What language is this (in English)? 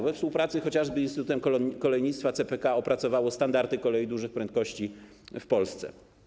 Polish